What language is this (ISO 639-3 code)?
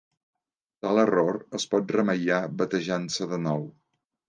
cat